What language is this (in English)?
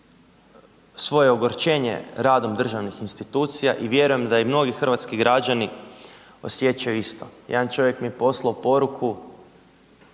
Croatian